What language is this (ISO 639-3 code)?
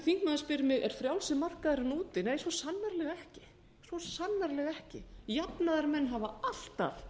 isl